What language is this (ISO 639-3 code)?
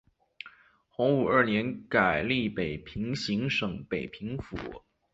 zho